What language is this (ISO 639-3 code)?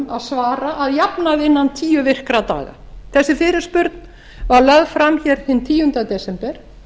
isl